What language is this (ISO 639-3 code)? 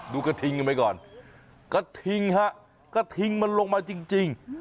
tha